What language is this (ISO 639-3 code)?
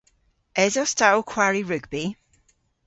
cor